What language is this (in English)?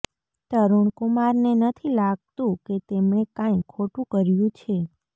Gujarati